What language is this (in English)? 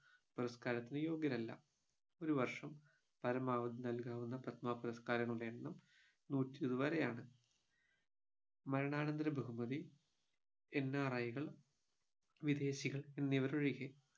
Malayalam